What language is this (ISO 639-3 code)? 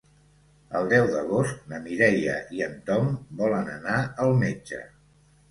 cat